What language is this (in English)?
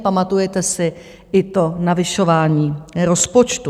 Czech